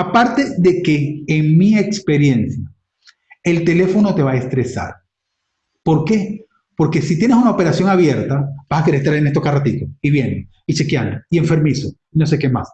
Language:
Spanish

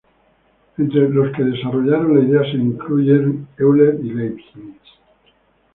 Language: Spanish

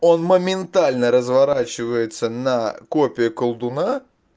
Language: Russian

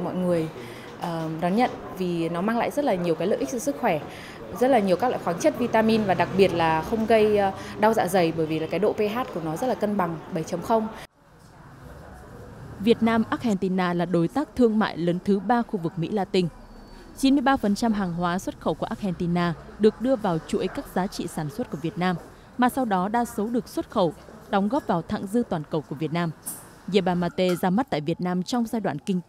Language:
Vietnamese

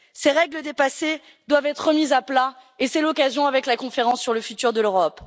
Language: French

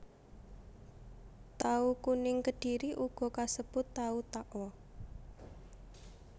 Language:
Javanese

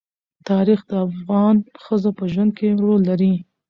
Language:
Pashto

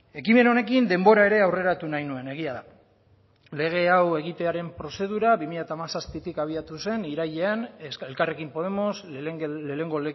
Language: Basque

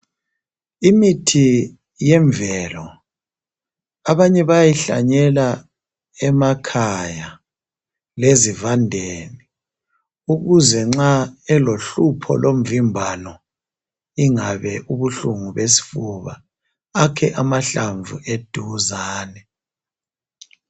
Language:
North Ndebele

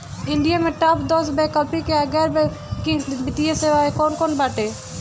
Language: Bhojpuri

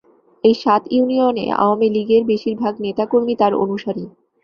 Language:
Bangla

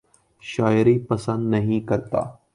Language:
Urdu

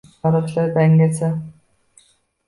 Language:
Uzbek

